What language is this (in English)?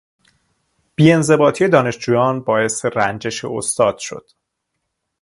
Persian